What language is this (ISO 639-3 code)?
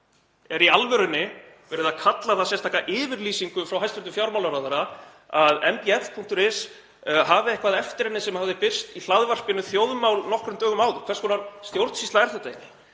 isl